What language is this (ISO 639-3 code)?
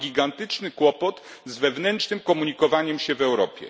pol